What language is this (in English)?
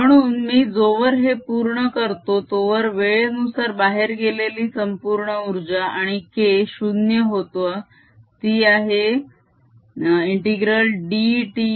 Marathi